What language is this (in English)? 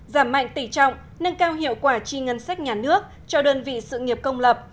Vietnamese